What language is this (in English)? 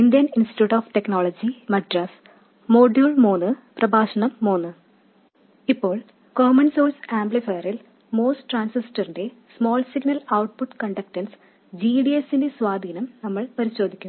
Malayalam